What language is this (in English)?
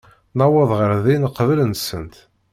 Kabyle